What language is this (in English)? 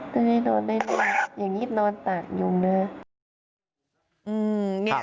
Thai